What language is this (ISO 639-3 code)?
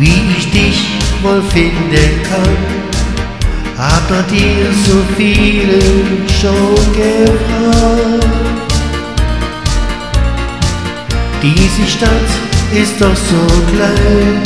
ron